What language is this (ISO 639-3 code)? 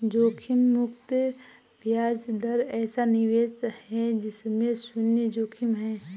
hin